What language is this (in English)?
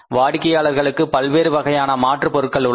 Tamil